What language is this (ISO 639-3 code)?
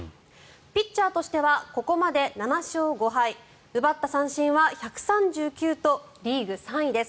jpn